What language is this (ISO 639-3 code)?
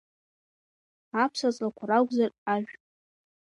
abk